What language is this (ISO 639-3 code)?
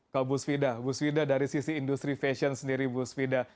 ind